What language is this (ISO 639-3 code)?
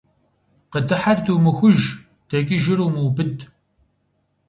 kbd